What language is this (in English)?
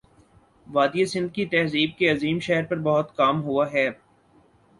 Urdu